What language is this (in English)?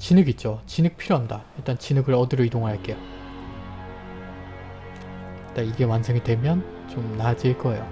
Korean